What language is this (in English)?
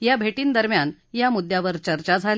Marathi